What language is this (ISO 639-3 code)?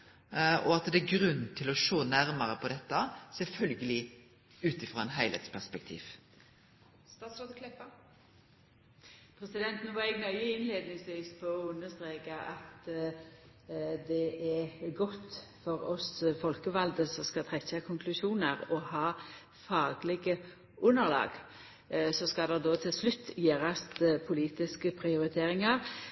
nno